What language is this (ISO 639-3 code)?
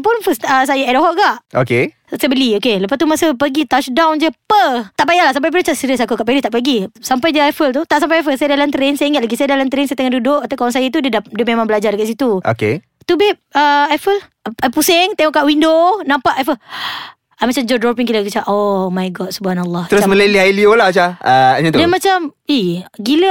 msa